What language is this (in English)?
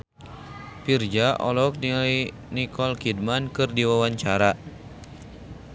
Sundanese